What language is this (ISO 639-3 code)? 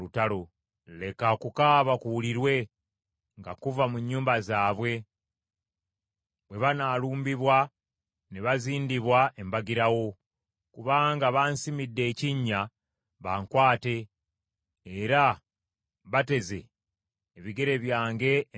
lug